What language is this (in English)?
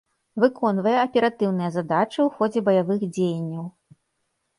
Belarusian